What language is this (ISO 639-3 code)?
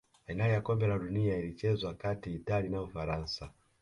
swa